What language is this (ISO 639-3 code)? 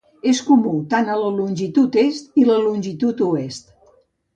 cat